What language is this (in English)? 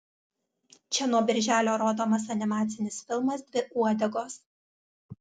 Lithuanian